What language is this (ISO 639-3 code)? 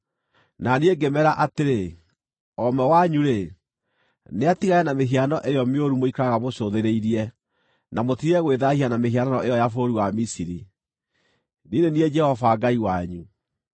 kik